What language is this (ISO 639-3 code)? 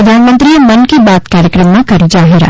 guj